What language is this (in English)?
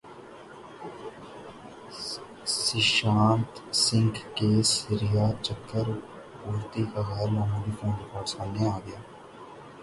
Urdu